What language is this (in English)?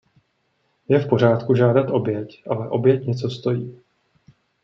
Czech